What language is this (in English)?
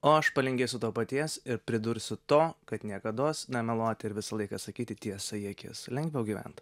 Lithuanian